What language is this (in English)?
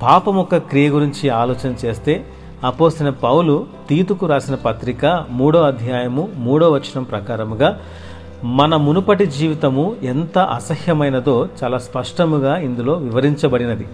Telugu